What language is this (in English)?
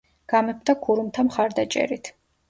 Georgian